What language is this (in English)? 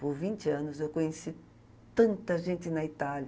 Portuguese